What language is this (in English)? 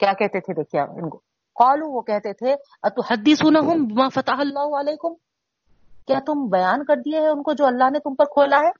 Urdu